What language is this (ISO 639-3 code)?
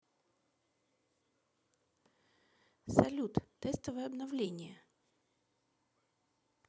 rus